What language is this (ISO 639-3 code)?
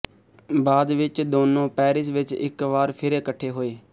pan